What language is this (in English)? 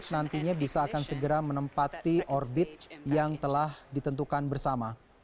Indonesian